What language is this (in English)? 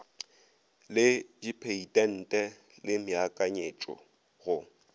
Northern Sotho